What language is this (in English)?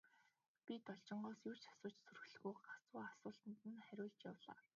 Mongolian